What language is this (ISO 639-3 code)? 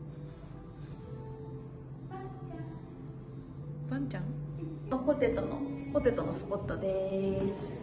jpn